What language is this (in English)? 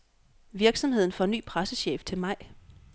Danish